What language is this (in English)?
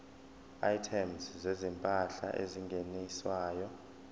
Zulu